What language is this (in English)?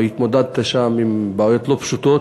Hebrew